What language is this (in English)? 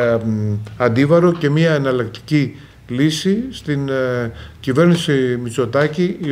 Greek